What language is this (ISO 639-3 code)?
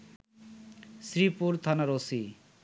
ben